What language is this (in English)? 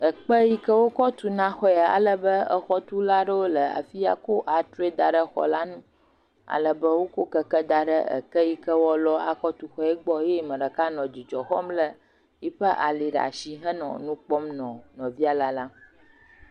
Ewe